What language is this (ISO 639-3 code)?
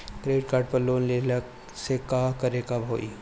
bho